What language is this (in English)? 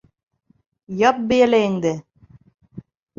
Bashkir